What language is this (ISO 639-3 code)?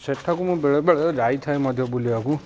ori